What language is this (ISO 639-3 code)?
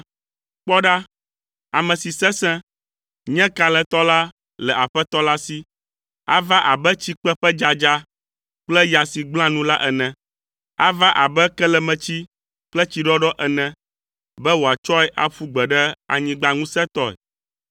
ewe